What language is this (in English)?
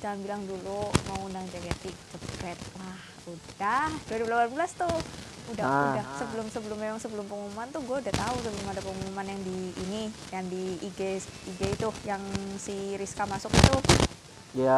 Indonesian